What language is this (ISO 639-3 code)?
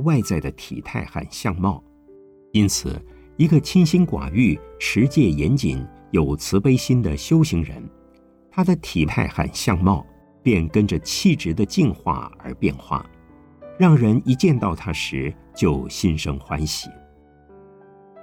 zho